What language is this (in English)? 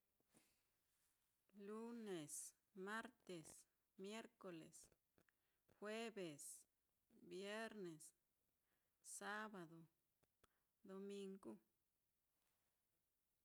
Mitlatongo Mixtec